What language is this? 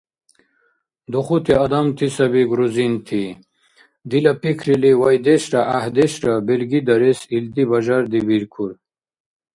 Dargwa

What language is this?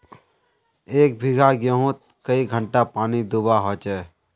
Magahi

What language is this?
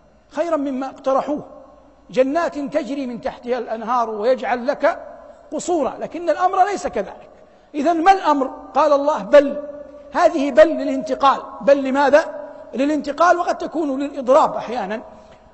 Arabic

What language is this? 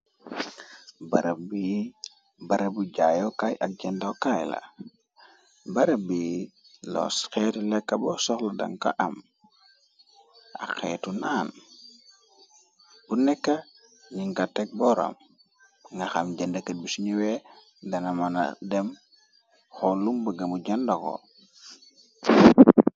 Wolof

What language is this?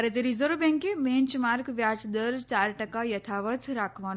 Gujarati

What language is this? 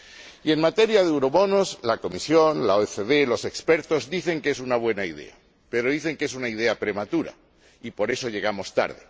Spanish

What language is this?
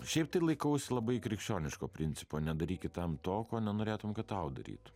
Lithuanian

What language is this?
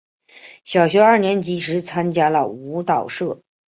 Chinese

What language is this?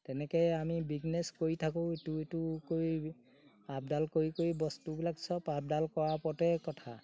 Assamese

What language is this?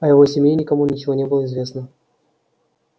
Russian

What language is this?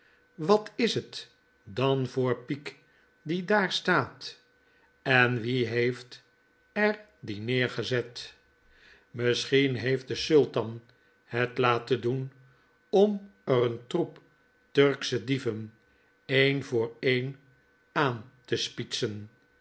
Dutch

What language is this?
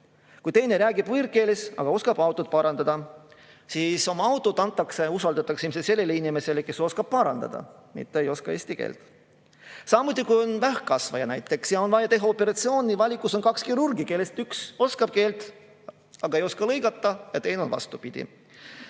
Estonian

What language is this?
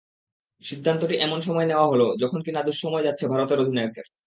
Bangla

